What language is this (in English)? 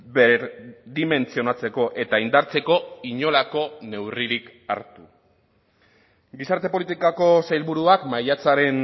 Basque